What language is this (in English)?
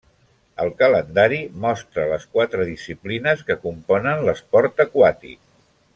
Catalan